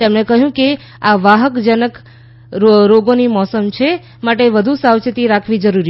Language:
Gujarati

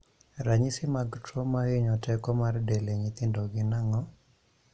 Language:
Luo (Kenya and Tanzania)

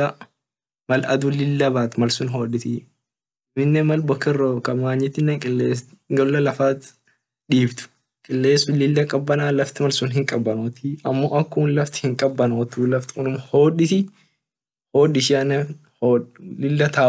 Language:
Orma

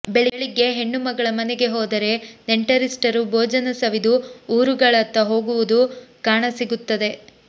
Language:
Kannada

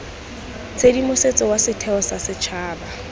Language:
Tswana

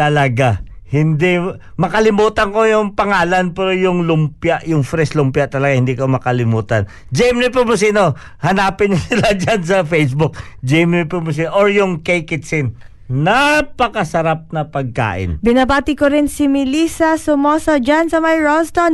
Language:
Filipino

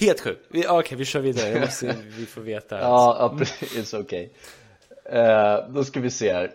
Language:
Swedish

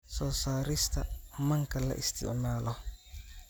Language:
Somali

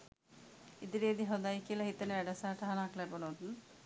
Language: Sinhala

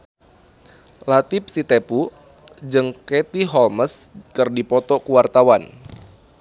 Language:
Sundanese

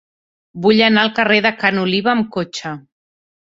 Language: Catalan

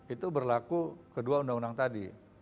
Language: Indonesian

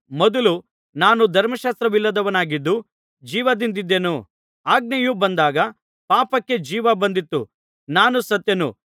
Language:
Kannada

